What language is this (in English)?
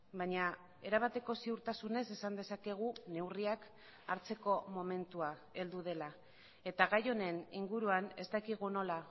Basque